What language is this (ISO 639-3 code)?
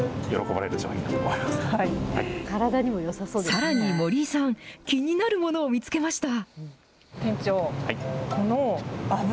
jpn